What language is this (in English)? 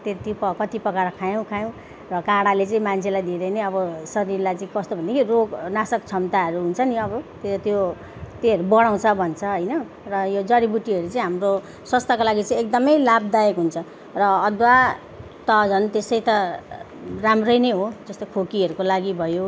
Nepali